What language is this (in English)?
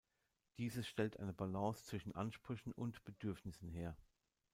German